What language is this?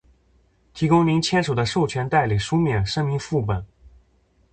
Chinese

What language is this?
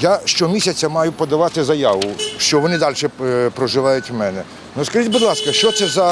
Ukrainian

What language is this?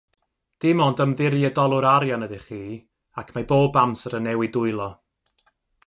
Welsh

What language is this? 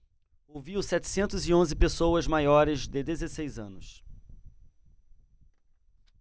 Portuguese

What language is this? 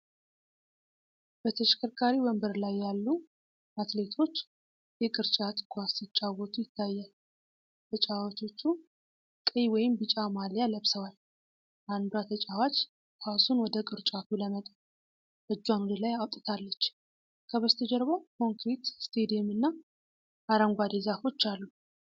Amharic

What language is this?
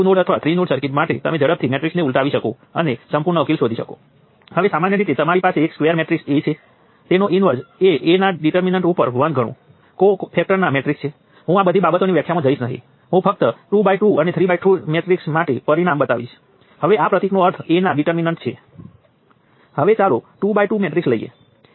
Gujarati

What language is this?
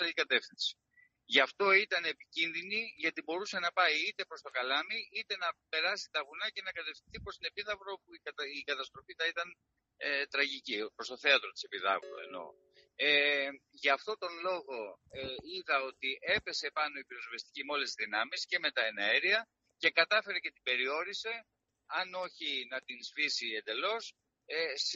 Greek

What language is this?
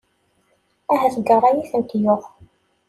Kabyle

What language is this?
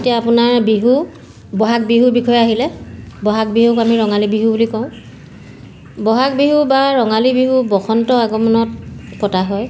Assamese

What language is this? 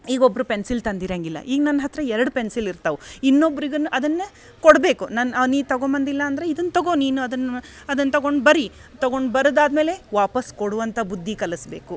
Kannada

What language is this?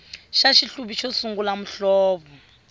Tsonga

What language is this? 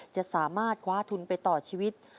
Thai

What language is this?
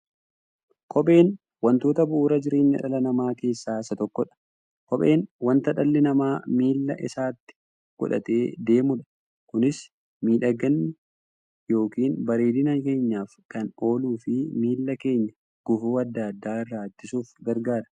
Oromo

